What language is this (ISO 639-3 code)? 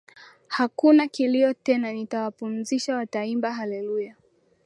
swa